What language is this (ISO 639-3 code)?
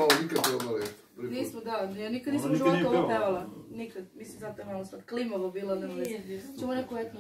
nld